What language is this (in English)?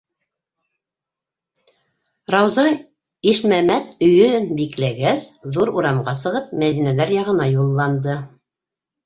Bashkir